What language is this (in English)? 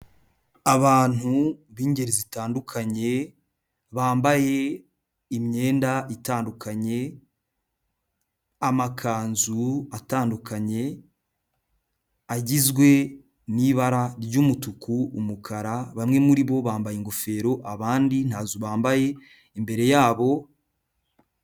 Kinyarwanda